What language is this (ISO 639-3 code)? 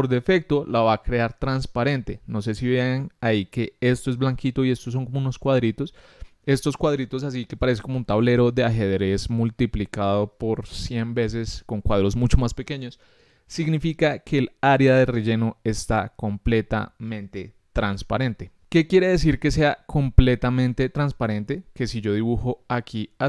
spa